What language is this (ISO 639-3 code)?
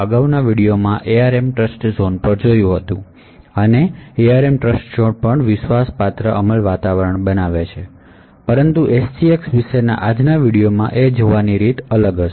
guj